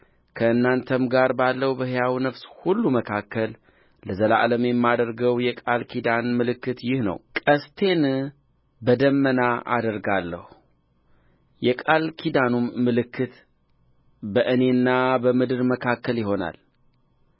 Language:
Amharic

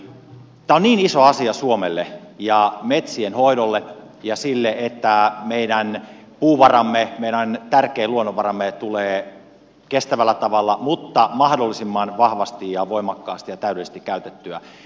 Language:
Finnish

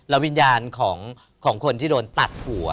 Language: Thai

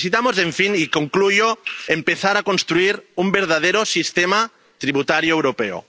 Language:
Spanish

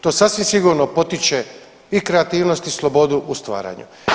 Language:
Croatian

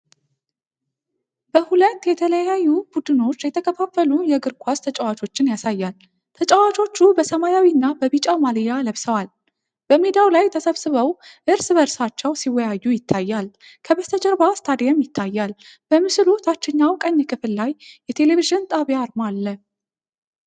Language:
Amharic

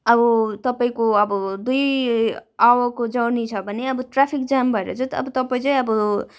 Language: Nepali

